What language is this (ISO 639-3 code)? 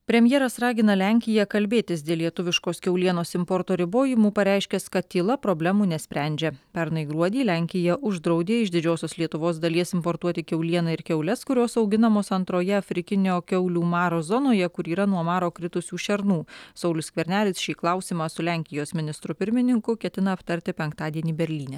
lit